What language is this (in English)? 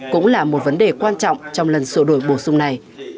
Vietnamese